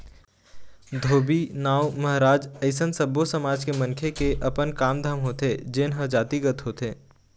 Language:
Chhattisgarhi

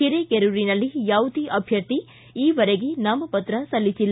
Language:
Kannada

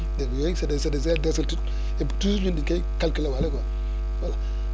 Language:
Wolof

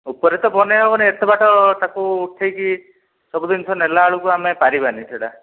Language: Odia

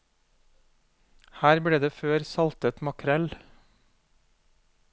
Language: Norwegian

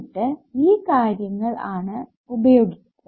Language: Malayalam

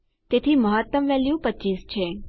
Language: Gujarati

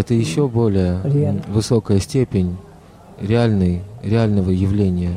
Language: Russian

